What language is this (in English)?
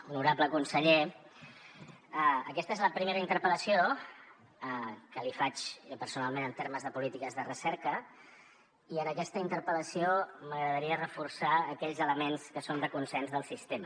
Catalan